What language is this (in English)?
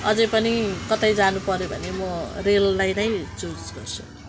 Nepali